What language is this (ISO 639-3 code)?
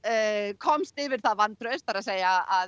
isl